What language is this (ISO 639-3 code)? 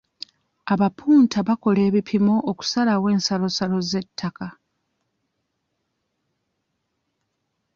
lug